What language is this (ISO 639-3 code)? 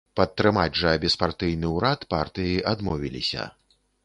bel